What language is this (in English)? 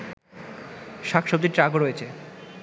Bangla